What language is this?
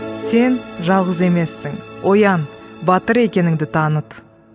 Kazakh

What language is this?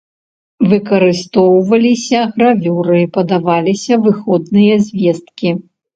Belarusian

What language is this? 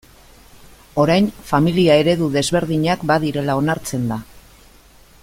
Basque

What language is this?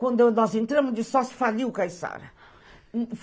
Portuguese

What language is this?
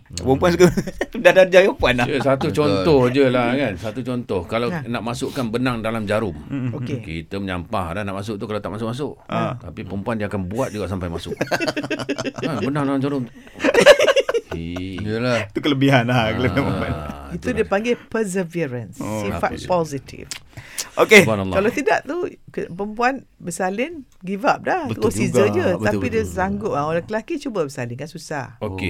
Malay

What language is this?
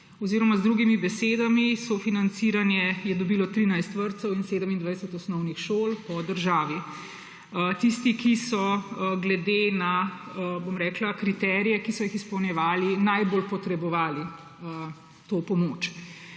Slovenian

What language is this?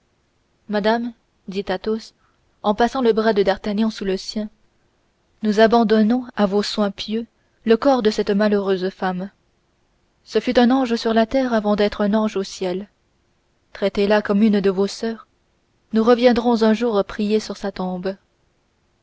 French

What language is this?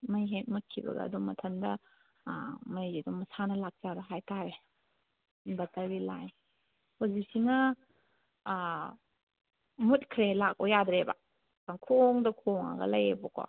Manipuri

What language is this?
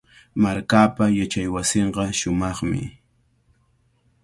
Cajatambo North Lima Quechua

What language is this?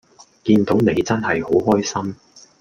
Cantonese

